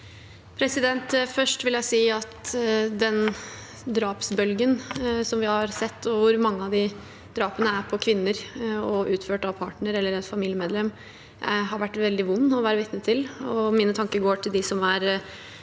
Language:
Norwegian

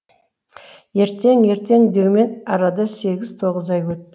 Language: Kazakh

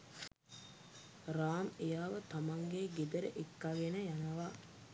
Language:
Sinhala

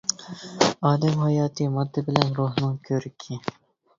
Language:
Uyghur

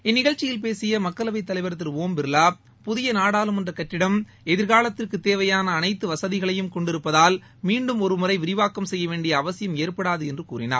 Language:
Tamil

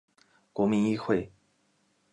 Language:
Chinese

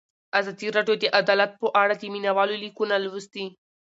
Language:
Pashto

